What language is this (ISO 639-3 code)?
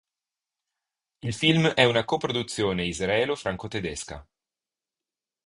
ita